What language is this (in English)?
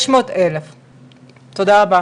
Hebrew